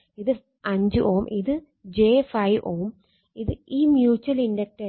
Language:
Malayalam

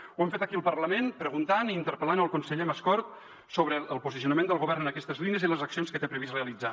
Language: Catalan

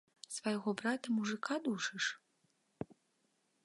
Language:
Belarusian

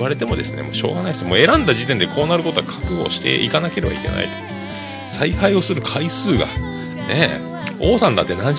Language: Japanese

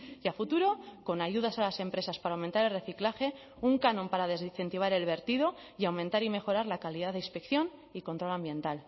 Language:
Spanish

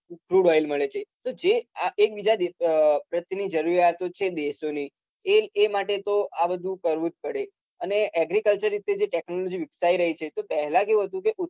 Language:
Gujarati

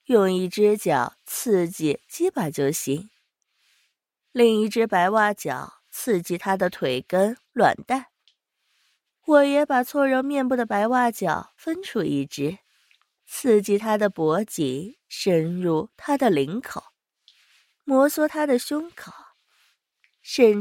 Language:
Chinese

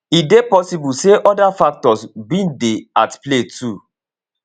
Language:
Nigerian Pidgin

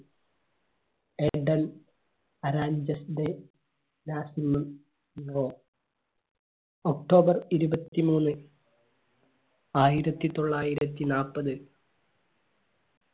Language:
Malayalam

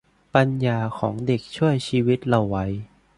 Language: Thai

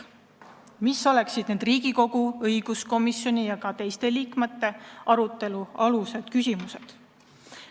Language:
Estonian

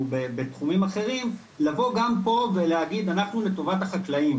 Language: Hebrew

